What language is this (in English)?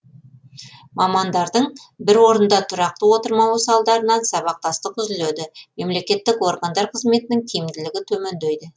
Kazakh